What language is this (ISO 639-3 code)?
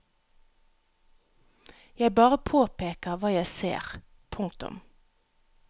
nor